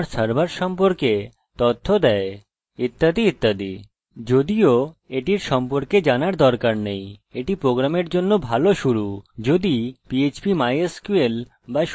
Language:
Bangla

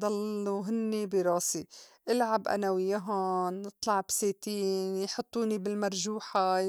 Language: North Levantine Arabic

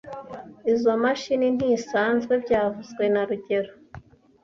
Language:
Kinyarwanda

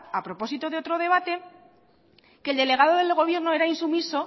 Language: Spanish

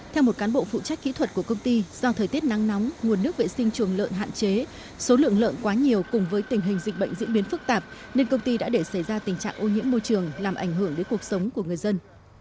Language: Vietnamese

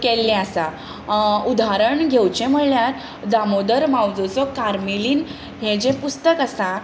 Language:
Konkani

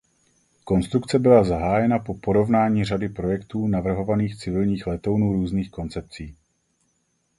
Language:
Czech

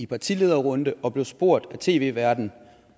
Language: Danish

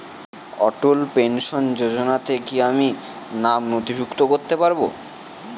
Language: Bangla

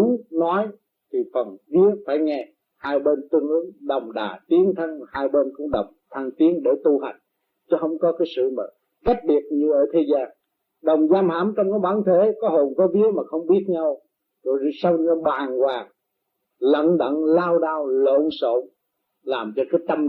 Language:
Vietnamese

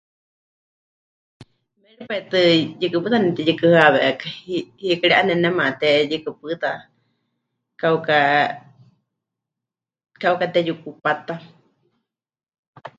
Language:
Huichol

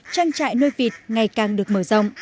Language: Vietnamese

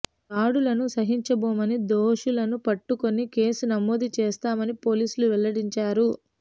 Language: Telugu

